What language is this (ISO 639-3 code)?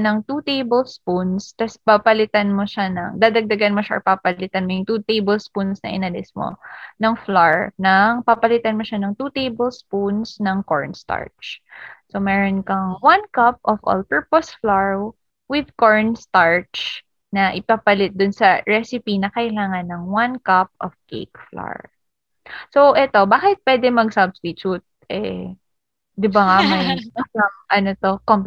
fil